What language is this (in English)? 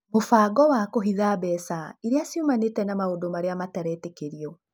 Kikuyu